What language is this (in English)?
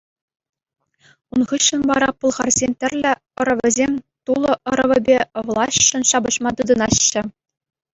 Chuvash